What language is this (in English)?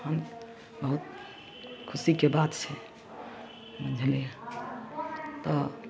Maithili